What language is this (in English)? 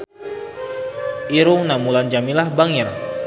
Sundanese